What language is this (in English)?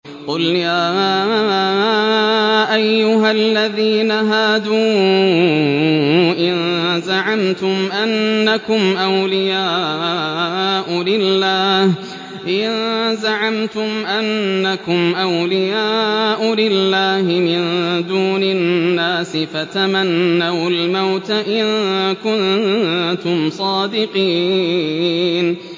Arabic